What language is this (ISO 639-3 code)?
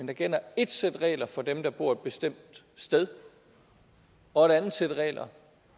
dan